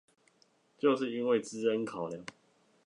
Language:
Chinese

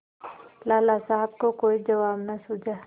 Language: Hindi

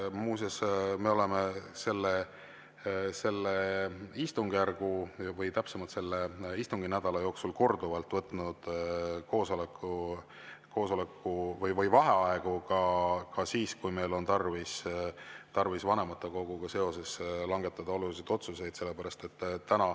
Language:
Estonian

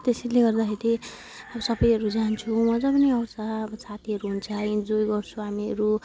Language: Nepali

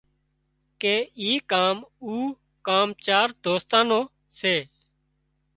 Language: Wadiyara Koli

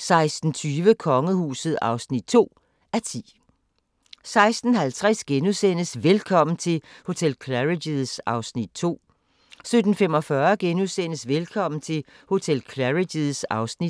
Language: Danish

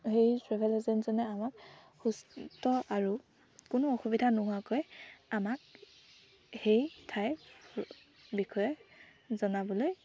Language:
Assamese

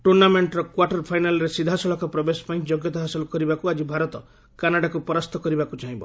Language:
Odia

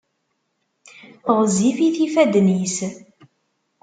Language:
Kabyle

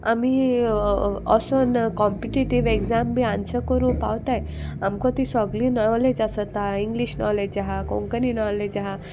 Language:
Konkani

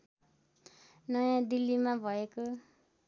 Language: Nepali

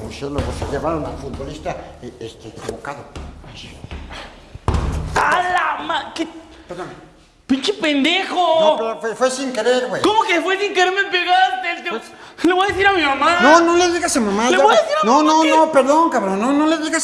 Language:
Spanish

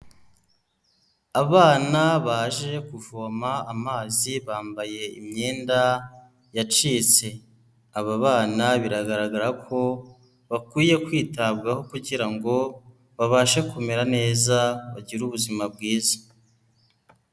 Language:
Kinyarwanda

